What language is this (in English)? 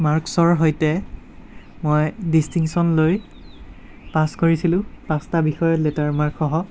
Assamese